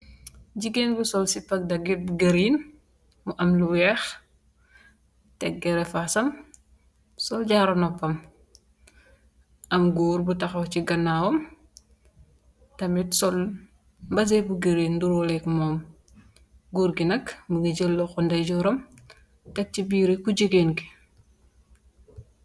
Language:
Wolof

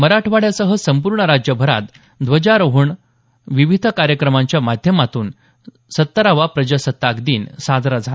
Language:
Marathi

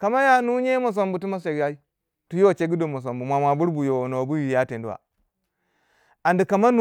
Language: Waja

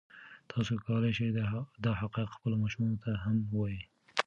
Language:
Pashto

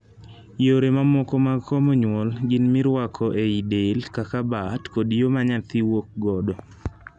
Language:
Luo (Kenya and Tanzania)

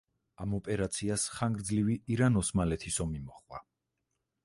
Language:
Georgian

